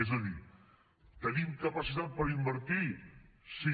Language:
Catalan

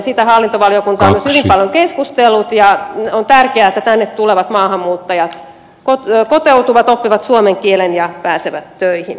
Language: Finnish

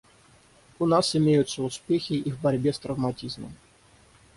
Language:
Russian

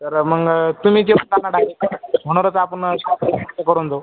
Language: Marathi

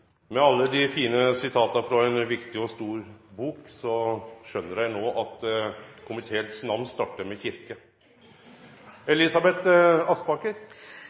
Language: Norwegian Nynorsk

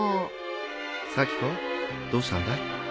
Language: Japanese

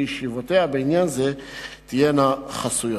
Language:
Hebrew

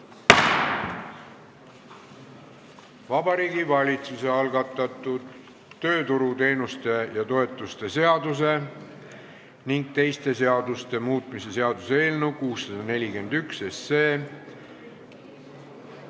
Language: Estonian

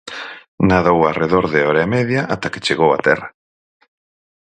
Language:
Galician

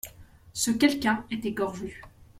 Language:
French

